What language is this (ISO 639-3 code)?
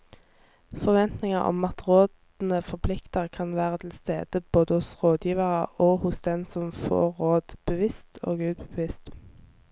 nor